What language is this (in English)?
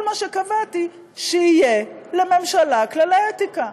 Hebrew